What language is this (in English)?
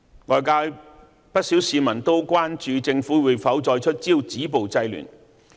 Cantonese